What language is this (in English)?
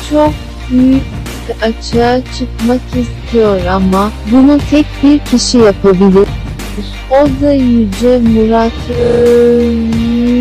Turkish